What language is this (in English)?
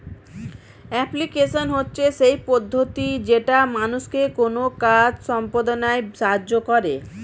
Bangla